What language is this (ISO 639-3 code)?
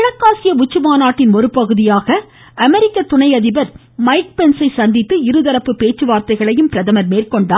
tam